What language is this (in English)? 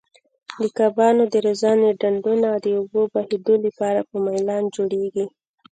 Pashto